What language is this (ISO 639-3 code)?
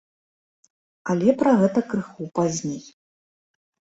bel